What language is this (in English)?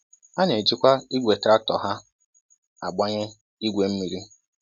Igbo